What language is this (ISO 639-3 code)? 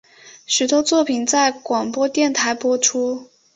zho